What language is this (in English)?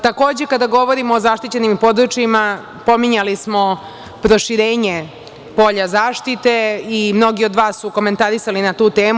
Serbian